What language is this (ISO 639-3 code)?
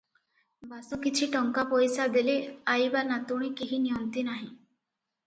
ori